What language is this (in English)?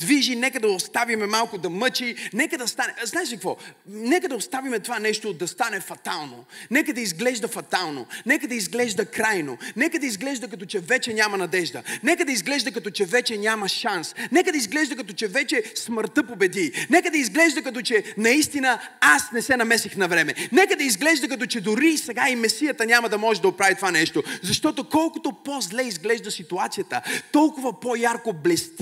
Bulgarian